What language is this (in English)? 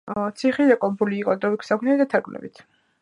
Georgian